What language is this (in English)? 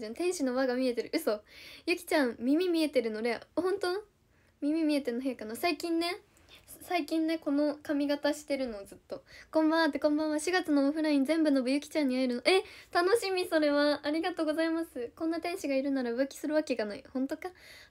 Japanese